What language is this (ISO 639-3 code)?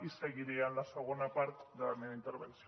cat